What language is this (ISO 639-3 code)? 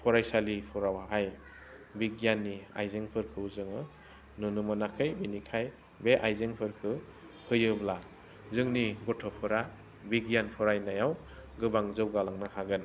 brx